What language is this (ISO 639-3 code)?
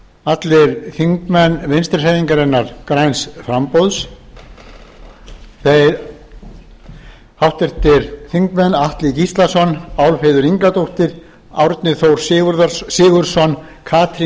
isl